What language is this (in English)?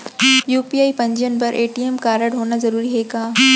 Chhattisgarhi